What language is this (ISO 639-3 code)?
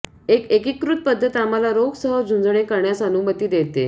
mar